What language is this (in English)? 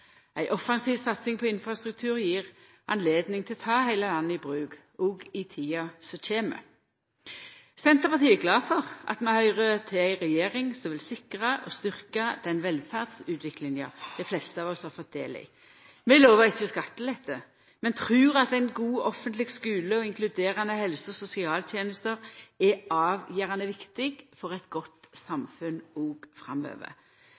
Norwegian Nynorsk